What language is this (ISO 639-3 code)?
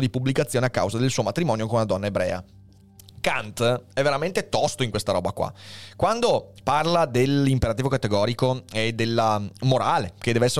ita